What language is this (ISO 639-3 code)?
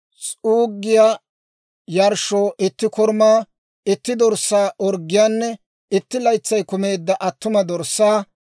dwr